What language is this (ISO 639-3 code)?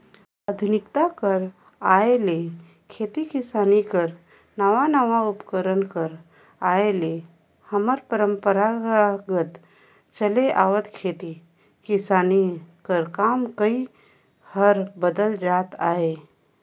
hne